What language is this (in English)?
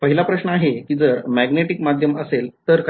Marathi